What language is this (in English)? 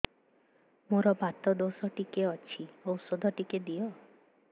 Odia